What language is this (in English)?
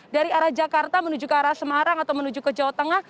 Indonesian